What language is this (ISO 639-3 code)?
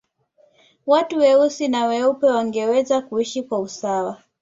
swa